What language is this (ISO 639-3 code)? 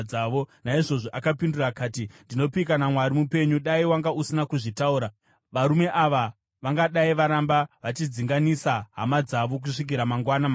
sna